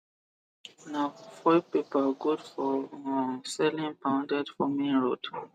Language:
Nigerian Pidgin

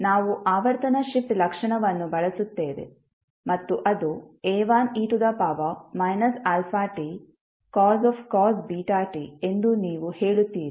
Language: Kannada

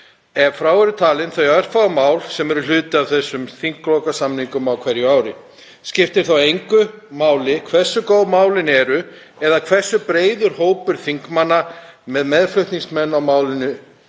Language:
Icelandic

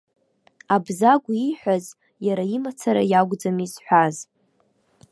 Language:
Abkhazian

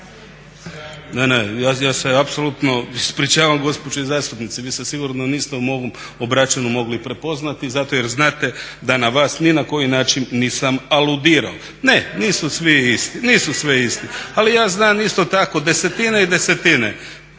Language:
Croatian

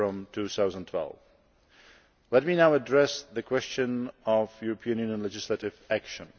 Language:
English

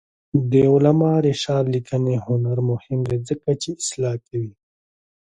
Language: Pashto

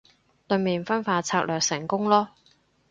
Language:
Cantonese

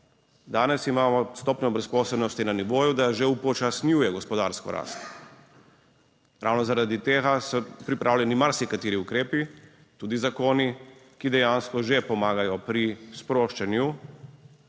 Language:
Slovenian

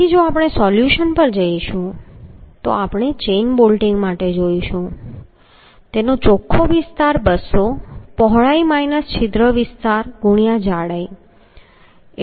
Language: Gujarati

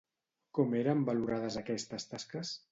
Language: Catalan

